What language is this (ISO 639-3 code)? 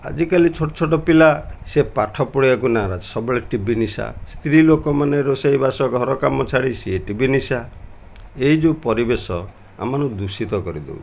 ori